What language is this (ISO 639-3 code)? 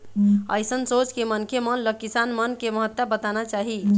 hne